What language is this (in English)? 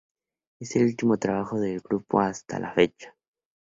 Spanish